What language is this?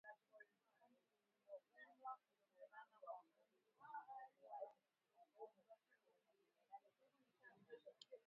Swahili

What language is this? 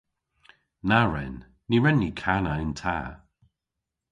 Cornish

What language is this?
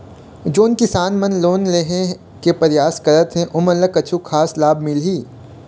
Chhattisgarhi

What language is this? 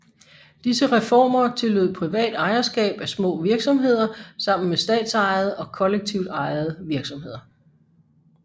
Danish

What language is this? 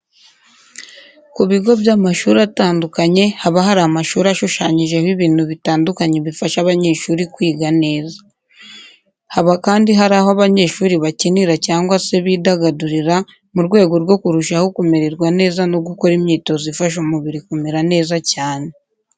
Kinyarwanda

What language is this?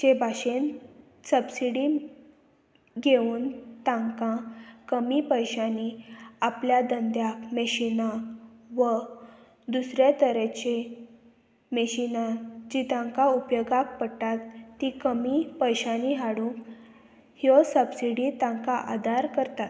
Konkani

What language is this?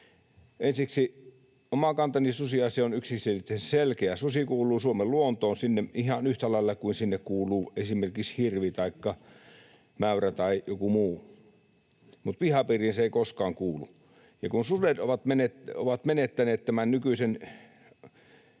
Finnish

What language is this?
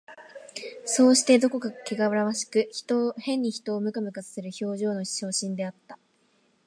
Japanese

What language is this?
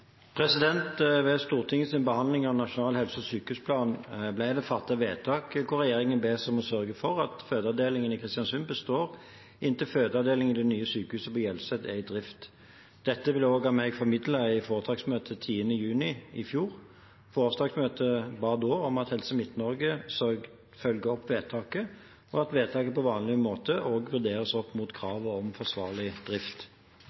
Norwegian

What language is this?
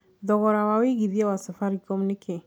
Kikuyu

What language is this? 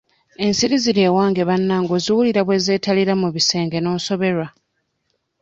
Ganda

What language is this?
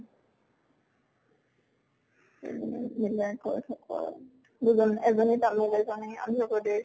Assamese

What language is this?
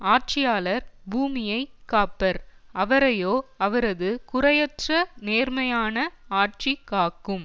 Tamil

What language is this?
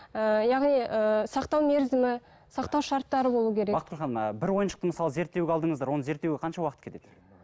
Kazakh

